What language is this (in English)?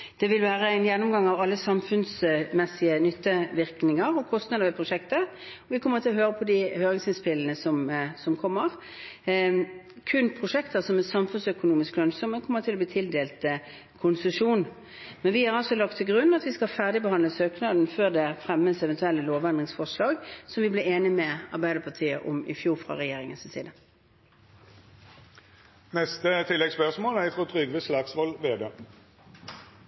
Norwegian